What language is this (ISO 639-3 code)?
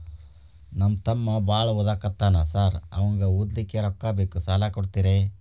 kan